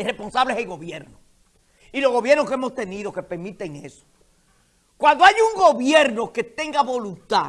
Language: Spanish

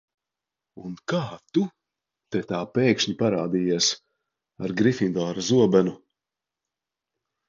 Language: Latvian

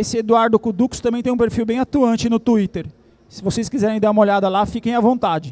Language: Portuguese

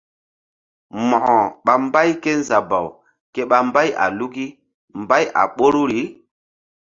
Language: Mbum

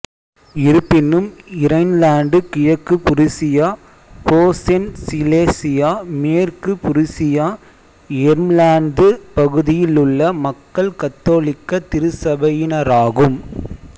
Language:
Tamil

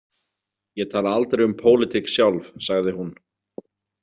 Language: Icelandic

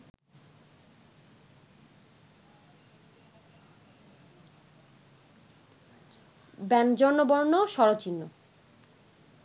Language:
Bangla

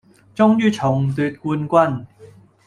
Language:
Cantonese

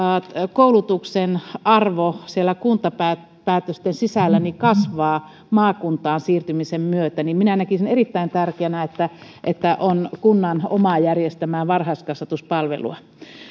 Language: Finnish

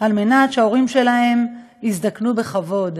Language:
Hebrew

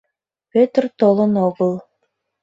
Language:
Mari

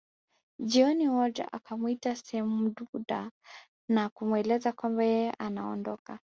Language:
Swahili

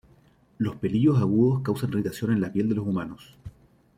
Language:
Spanish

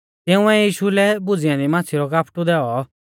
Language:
Mahasu Pahari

